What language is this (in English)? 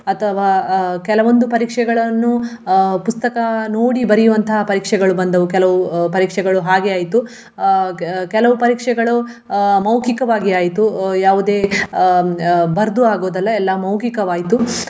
Kannada